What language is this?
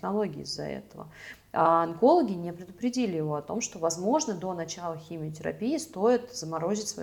Russian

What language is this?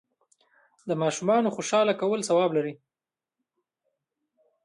Pashto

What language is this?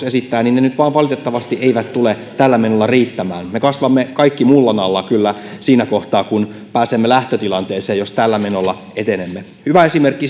Finnish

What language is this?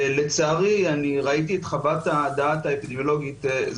Hebrew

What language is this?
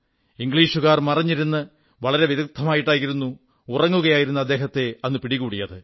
Malayalam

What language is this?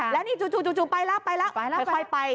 Thai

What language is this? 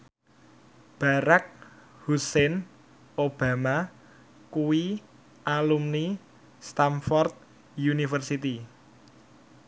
Javanese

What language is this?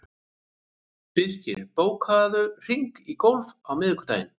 Icelandic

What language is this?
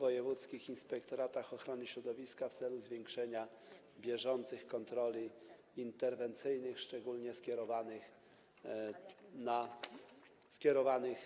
Polish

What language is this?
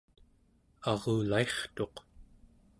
Central Yupik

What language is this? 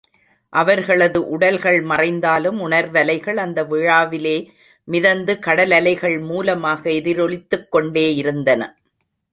Tamil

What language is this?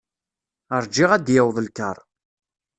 Kabyle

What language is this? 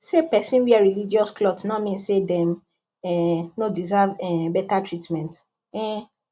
Nigerian Pidgin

